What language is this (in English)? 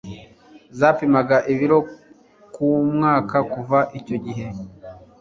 Kinyarwanda